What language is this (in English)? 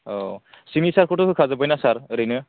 Bodo